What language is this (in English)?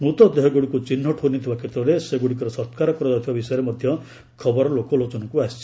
Odia